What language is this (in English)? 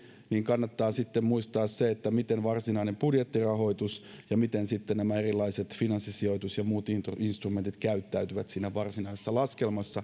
Finnish